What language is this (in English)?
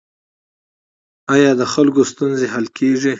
Pashto